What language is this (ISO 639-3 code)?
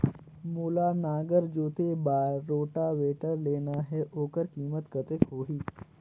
hne